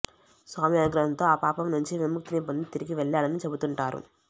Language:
Telugu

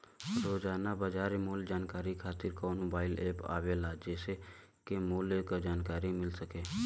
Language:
Bhojpuri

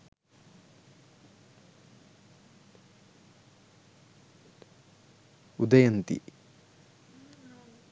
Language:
Sinhala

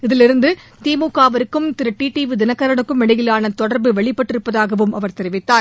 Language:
Tamil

